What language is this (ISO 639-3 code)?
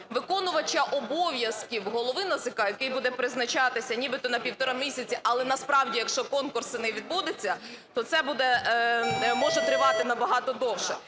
ukr